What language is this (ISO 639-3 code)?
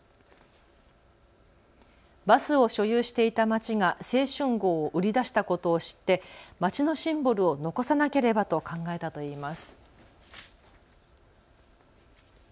jpn